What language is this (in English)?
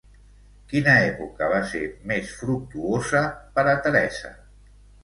Catalan